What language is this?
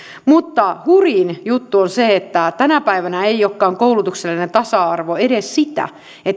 Finnish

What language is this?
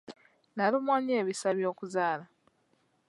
Ganda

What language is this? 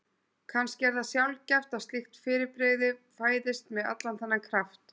Icelandic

